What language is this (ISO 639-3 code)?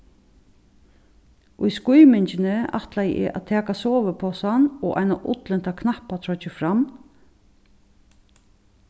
fao